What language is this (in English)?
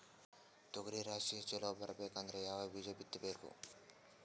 Kannada